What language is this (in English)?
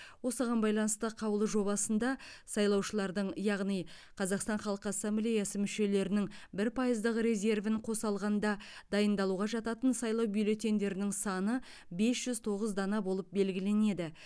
Kazakh